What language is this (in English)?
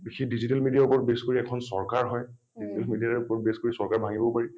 Assamese